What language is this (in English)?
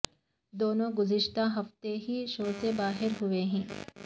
Urdu